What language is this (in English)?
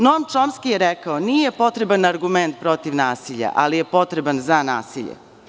Serbian